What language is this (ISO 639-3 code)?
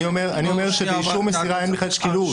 heb